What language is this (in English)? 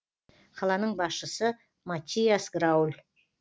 Kazakh